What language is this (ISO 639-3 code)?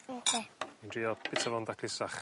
cym